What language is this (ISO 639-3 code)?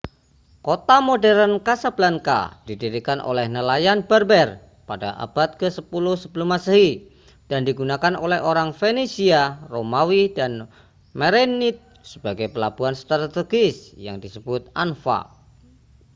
ind